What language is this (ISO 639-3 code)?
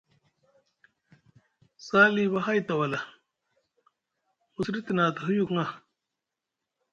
mug